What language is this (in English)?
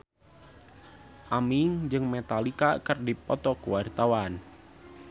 Sundanese